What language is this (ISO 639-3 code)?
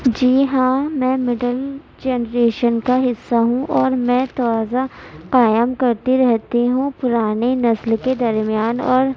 urd